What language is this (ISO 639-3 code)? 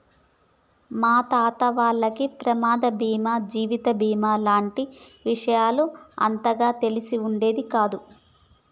tel